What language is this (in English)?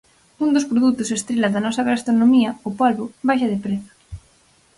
Galician